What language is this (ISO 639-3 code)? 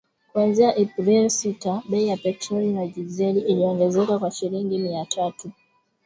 swa